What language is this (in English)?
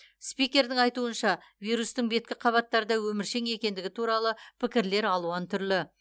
Kazakh